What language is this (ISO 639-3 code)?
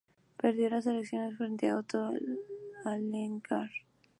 spa